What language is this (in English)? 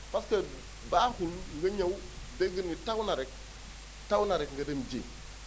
Wolof